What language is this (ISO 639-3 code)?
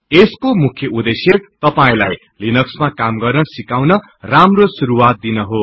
nep